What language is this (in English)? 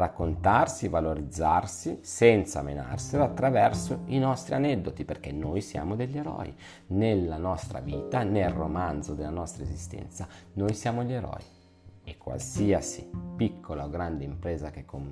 Italian